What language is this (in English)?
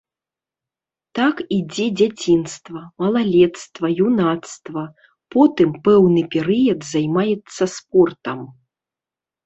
Belarusian